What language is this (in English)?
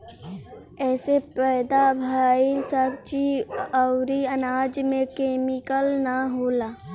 Bhojpuri